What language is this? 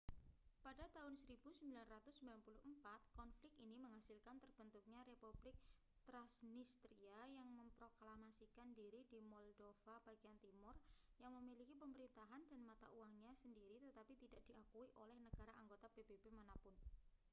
Indonesian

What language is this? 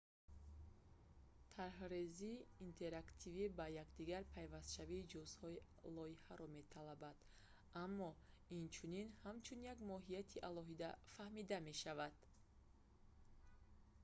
Tajik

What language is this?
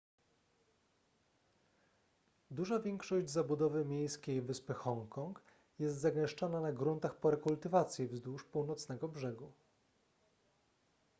Polish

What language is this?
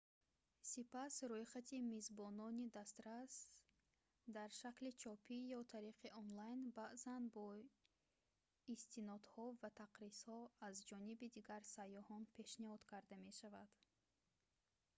Tajik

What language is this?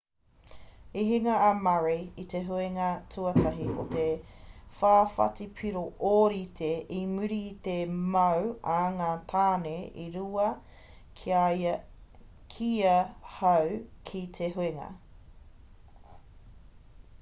Māori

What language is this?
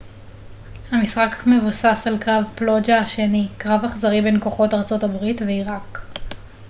Hebrew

